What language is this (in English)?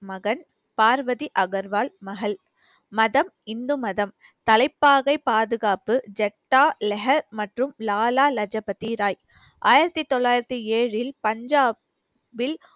Tamil